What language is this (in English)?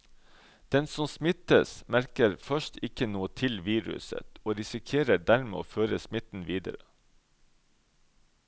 Norwegian